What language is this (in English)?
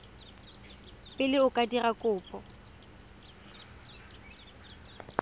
Tswana